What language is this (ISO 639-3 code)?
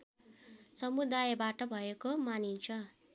nep